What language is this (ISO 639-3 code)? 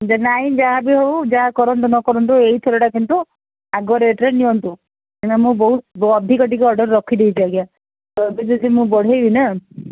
ori